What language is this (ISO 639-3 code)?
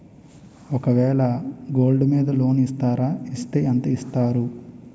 tel